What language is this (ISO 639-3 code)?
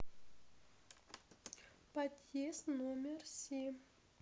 rus